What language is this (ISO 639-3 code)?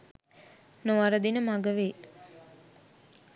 sin